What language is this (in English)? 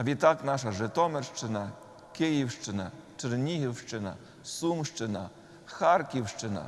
Ukrainian